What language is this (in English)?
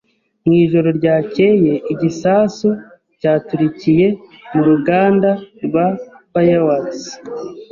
Kinyarwanda